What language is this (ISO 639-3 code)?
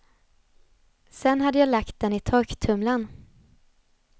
swe